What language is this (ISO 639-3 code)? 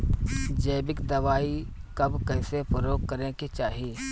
bho